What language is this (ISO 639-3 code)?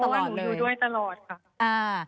tha